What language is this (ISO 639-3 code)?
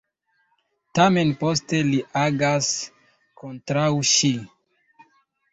epo